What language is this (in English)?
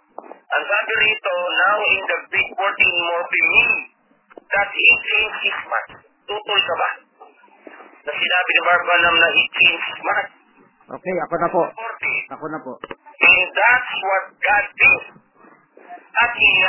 Filipino